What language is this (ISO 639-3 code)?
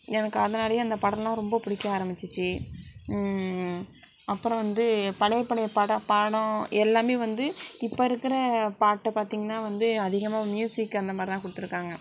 tam